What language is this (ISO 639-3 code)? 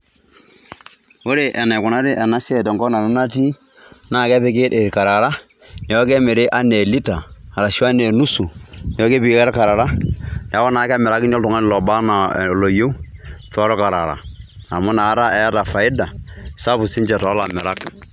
mas